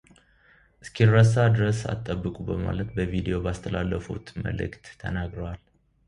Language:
Amharic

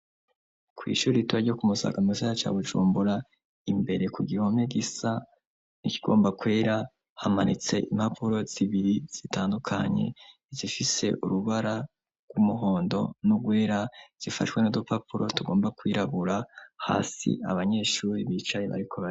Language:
Rundi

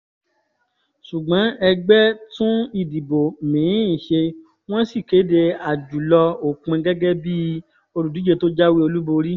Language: Yoruba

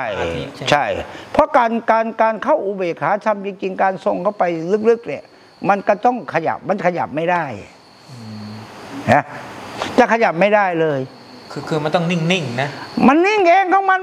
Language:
Thai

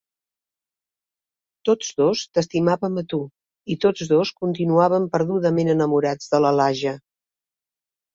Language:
Catalan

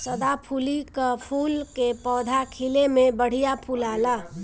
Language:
Bhojpuri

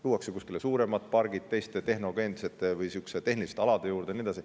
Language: Estonian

